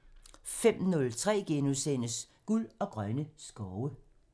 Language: Danish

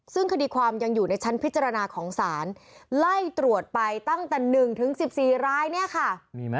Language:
Thai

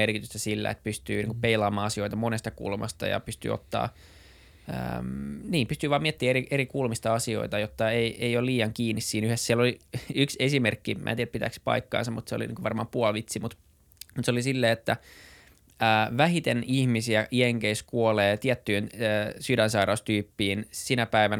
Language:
Finnish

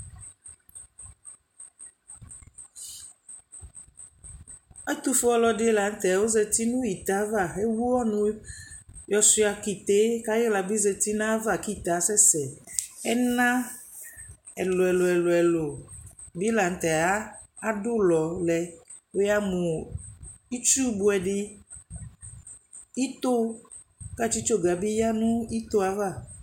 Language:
Ikposo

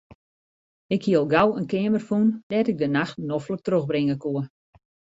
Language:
Western Frisian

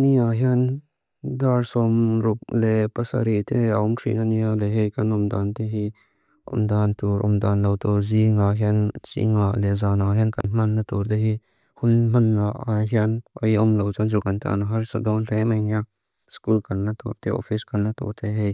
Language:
Mizo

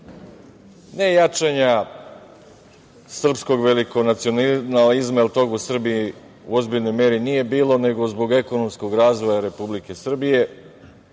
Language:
Serbian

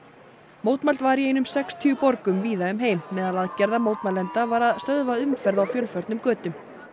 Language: Icelandic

